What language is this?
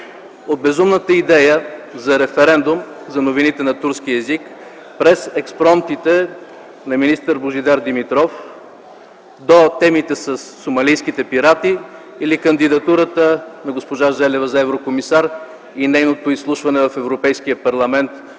Bulgarian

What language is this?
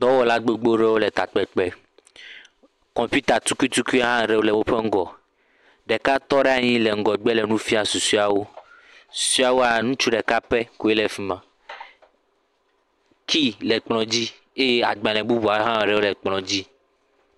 Ewe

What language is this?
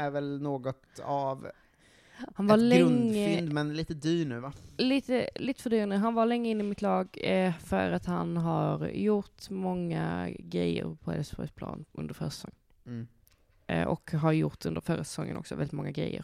Swedish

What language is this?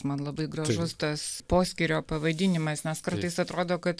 Lithuanian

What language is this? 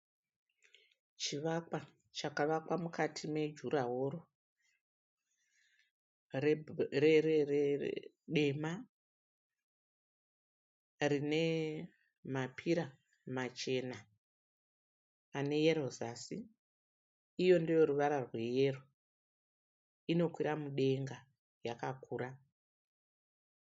Shona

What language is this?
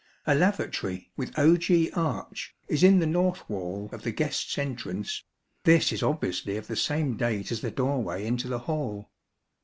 English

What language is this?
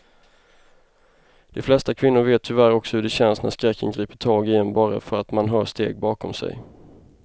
Swedish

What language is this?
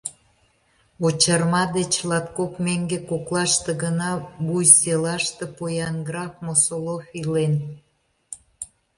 Mari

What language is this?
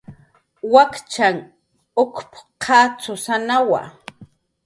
Jaqaru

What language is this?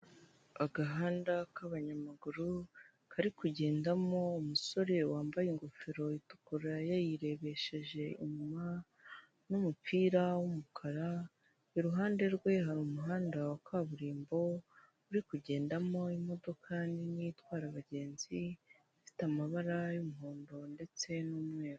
Kinyarwanda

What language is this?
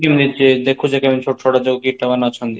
Odia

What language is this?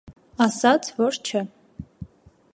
Armenian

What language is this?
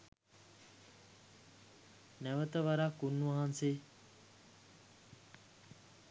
Sinhala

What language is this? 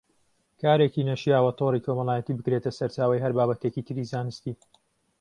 Central Kurdish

